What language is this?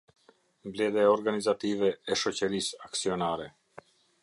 Albanian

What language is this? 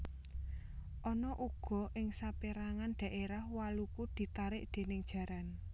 Javanese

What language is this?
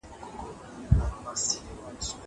Pashto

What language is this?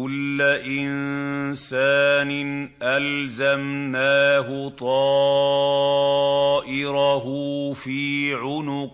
Arabic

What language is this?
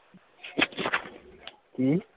Punjabi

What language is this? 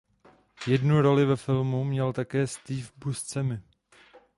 Czech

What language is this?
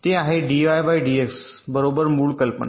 Marathi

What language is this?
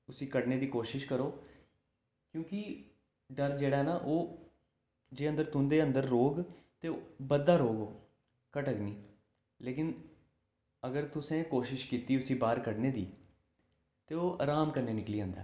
Dogri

